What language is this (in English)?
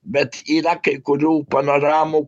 Lithuanian